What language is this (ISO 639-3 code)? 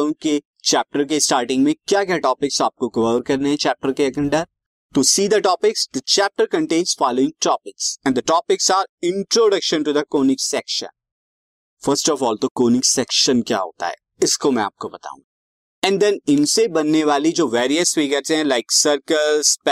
hin